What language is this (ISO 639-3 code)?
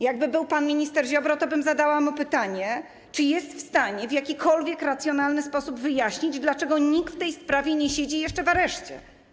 pol